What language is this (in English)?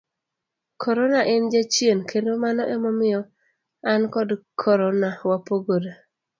Luo (Kenya and Tanzania)